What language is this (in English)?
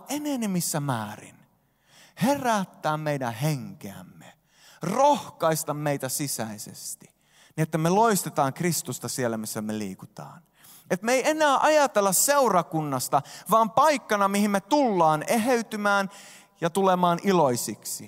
Finnish